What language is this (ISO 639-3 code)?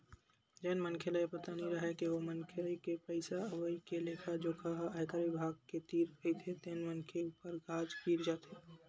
hne